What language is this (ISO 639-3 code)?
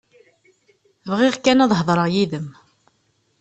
kab